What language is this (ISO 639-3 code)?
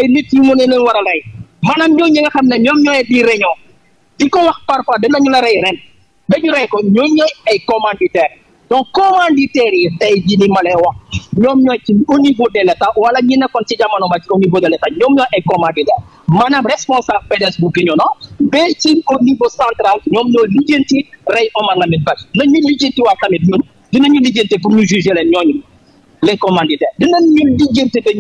fra